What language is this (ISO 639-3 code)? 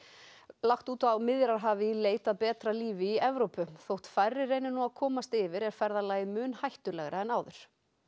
isl